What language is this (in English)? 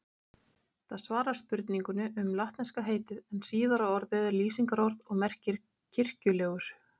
Icelandic